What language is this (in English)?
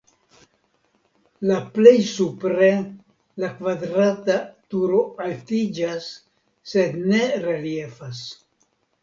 Esperanto